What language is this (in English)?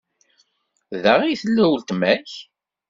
Kabyle